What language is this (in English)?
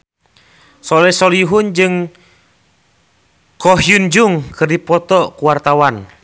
Sundanese